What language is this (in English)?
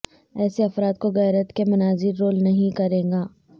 Urdu